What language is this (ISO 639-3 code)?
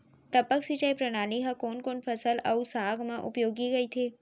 hne